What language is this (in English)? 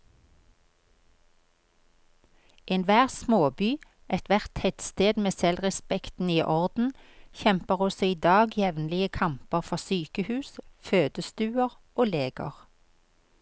Norwegian